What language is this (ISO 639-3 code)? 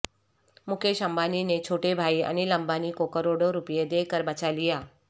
urd